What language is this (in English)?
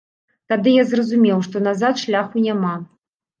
Belarusian